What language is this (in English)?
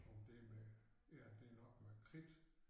Danish